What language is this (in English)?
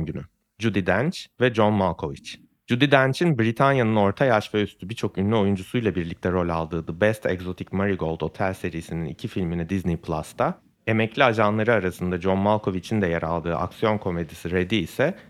Turkish